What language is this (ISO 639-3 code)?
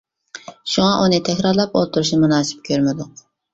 uig